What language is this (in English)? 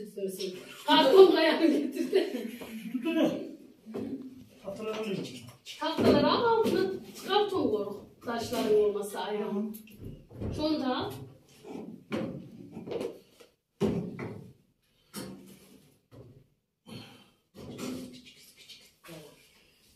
Turkish